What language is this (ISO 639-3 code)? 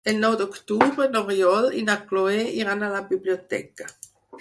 cat